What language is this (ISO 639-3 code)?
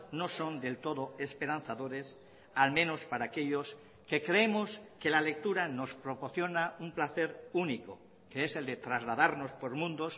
spa